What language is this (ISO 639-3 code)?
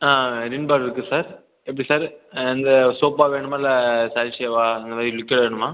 tam